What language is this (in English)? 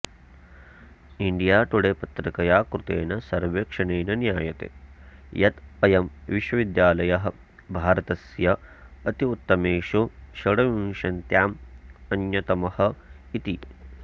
Sanskrit